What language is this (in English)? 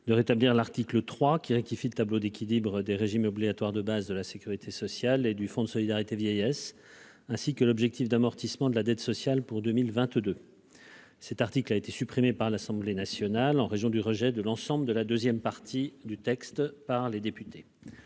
French